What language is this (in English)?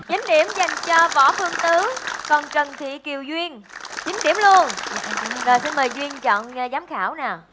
Vietnamese